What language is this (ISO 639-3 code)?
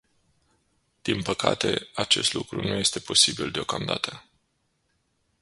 ron